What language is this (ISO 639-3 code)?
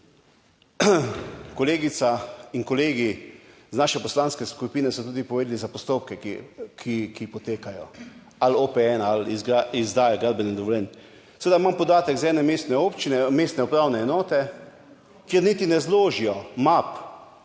slv